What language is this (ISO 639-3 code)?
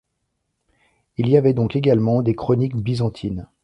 fra